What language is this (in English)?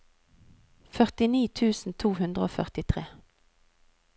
Norwegian